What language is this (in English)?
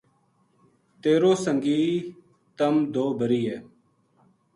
Gujari